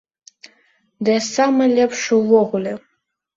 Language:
Belarusian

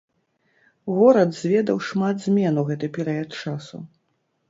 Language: Belarusian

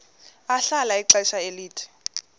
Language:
Xhosa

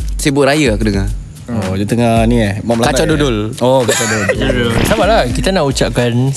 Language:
Malay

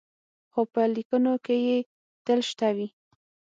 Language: Pashto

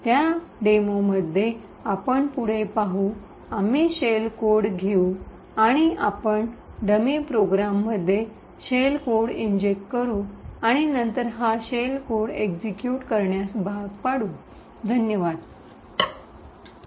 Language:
Marathi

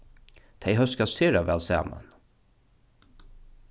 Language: Faroese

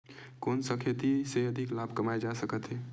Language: Chhattisgarhi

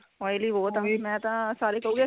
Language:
Punjabi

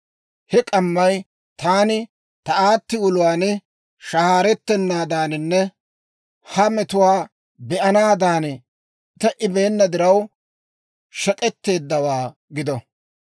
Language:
Dawro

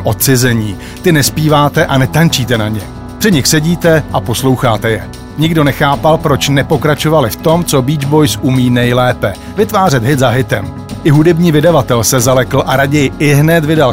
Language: Czech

